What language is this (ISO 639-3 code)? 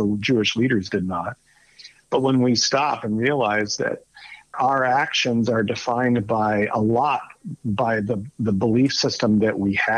eng